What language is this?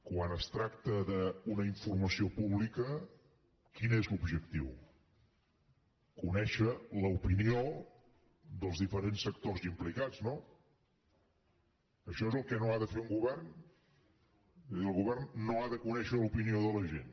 Catalan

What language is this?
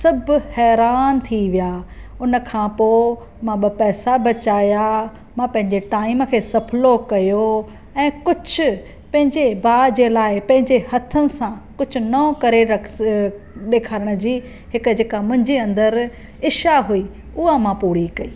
Sindhi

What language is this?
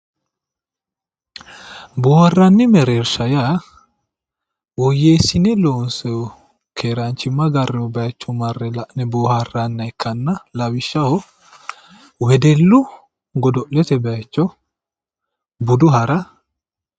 Sidamo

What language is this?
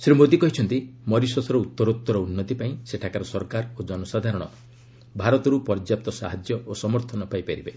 Odia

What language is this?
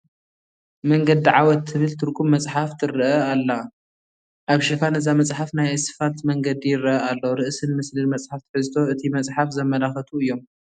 Tigrinya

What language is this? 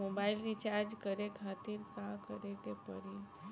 Bhojpuri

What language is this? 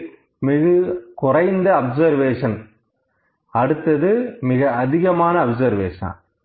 Tamil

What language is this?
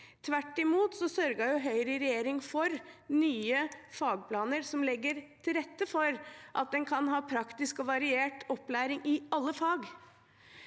Norwegian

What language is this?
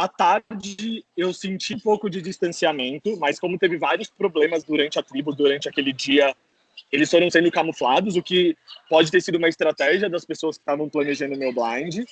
Portuguese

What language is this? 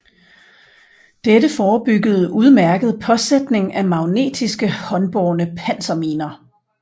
Danish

